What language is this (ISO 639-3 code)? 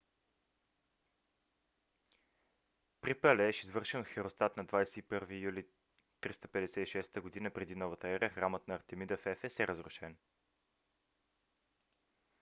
bul